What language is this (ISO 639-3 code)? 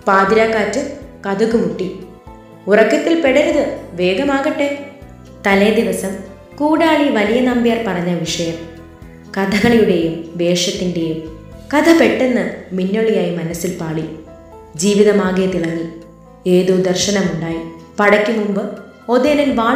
mal